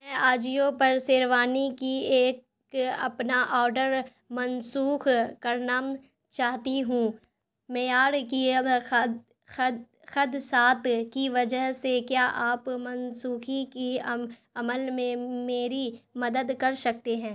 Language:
Urdu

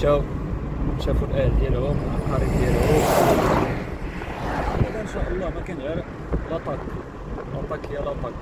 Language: Arabic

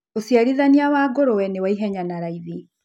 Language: Kikuyu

